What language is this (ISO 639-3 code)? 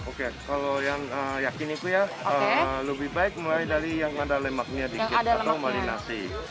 ind